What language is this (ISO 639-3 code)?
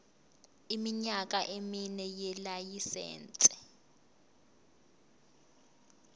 zul